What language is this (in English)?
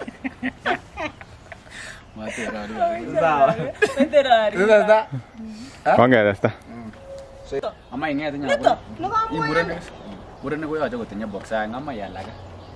Thai